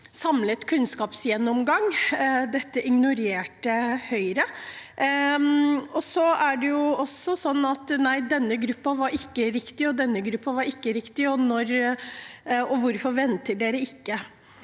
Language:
Norwegian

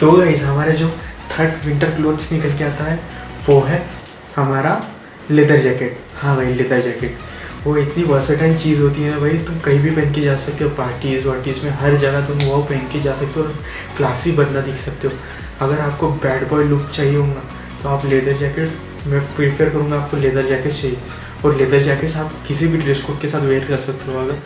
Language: Hindi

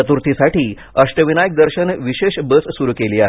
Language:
Marathi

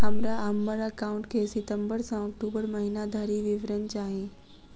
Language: Maithili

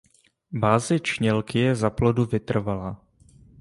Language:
Czech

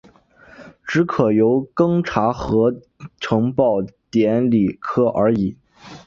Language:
Chinese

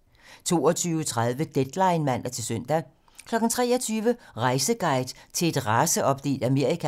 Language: Danish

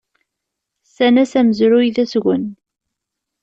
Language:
Kabyle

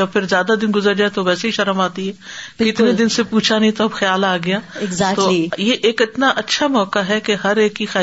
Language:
Urdu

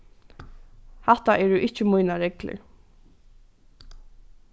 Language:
Faroese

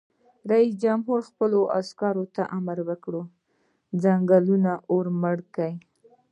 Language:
Pashto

